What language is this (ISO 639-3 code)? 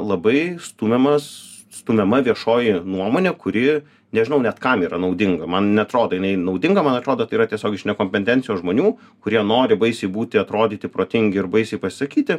lit